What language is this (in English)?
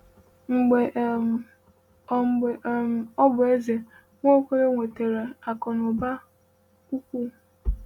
Igbo